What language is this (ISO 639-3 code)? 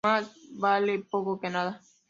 spa